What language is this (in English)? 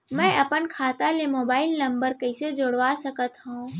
Chhattisgarhi